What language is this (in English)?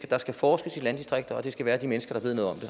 Danish